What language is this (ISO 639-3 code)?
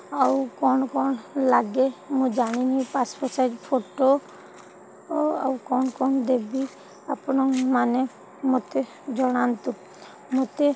ori